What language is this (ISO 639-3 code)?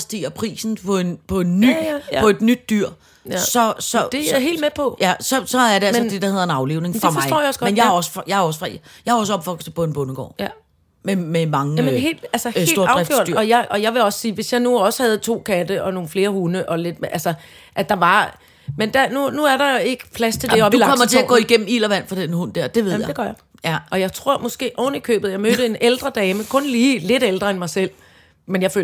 dan